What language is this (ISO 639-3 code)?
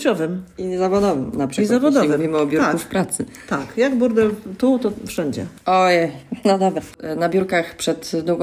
pol